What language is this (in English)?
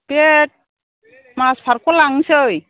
Bodo